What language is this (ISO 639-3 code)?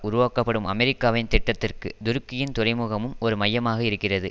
tam